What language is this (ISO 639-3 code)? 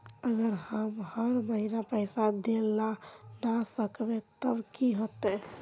mag